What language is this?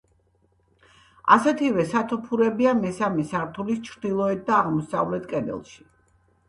Georgian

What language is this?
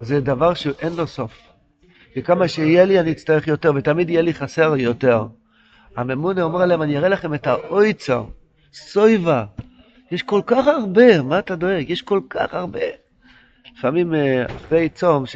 Hebrew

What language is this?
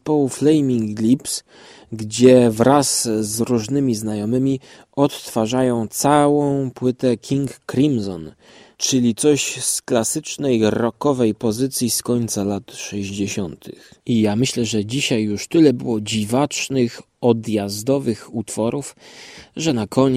Polish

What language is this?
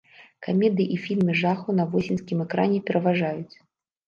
Belarusian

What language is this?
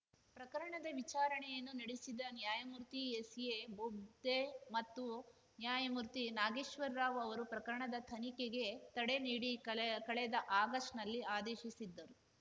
Kannada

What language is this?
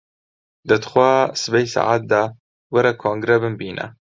Central Kurdish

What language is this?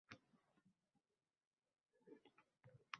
Uzbek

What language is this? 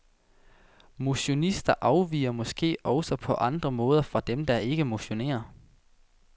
Danish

